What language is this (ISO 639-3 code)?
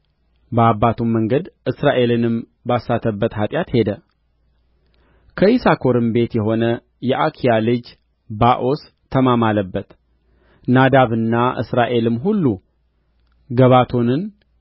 amh